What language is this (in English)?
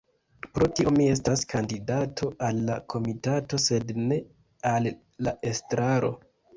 Esperanto